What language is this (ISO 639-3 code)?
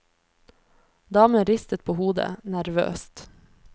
nor